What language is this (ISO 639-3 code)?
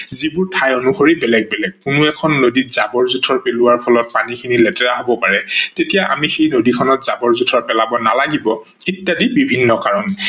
asm